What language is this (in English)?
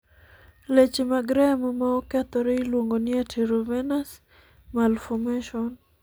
Luo (Kenya and Tanzania)